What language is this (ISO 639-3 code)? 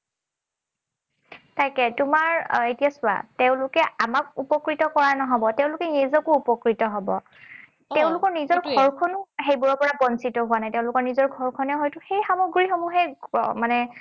asm